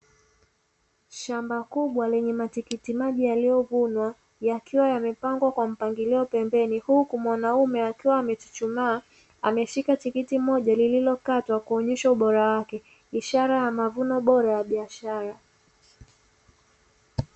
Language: Swahili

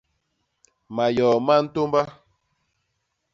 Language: Basaa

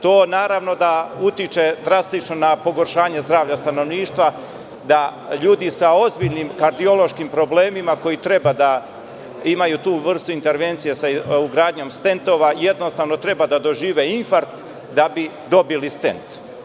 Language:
Serbian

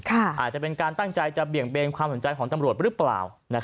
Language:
Thai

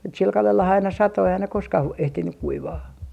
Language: Finnish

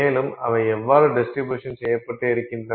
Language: Tamil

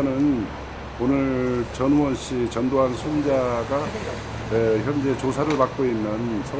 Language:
Korean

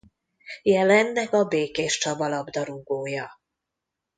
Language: Hungarian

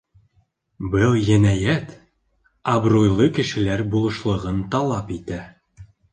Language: Bashkir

